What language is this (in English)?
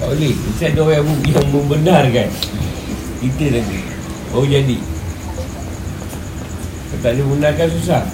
Malay